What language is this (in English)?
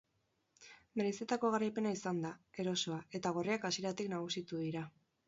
Basque